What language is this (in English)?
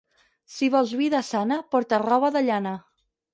Catalan